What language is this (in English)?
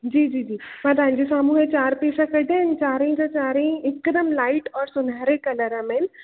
Sindhi